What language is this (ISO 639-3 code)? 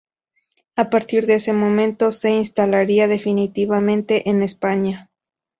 spa